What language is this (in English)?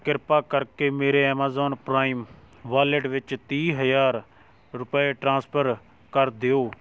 Punjabi